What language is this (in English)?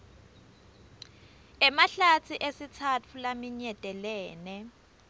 Swati